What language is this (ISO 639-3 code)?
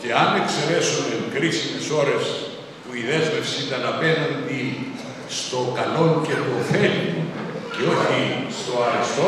ell